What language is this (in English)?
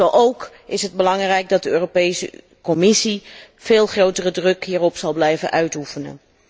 Dutch